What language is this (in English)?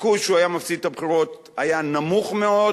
Hebrew